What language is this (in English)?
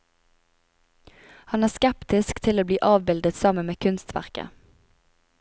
Norwegian